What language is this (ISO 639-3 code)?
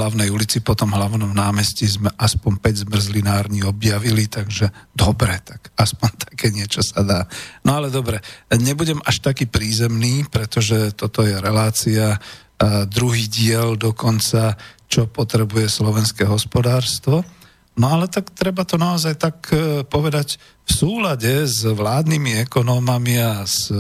slk